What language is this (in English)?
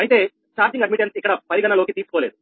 Telugu